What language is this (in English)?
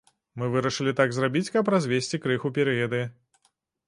Belarusian